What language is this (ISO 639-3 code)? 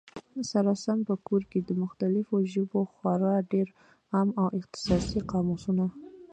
pus